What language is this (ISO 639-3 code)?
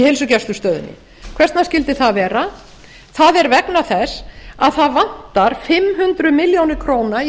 isl